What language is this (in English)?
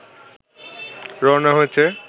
Bangla